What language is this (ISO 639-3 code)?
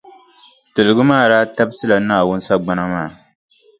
dag